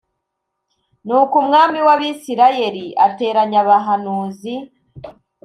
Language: Kinyarwanda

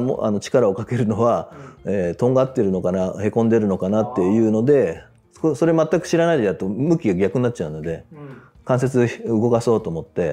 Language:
Japanese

